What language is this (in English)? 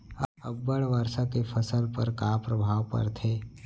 Chhattisgarhi